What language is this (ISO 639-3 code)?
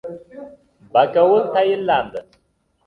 uzb